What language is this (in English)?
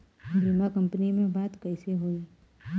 Bhojpuri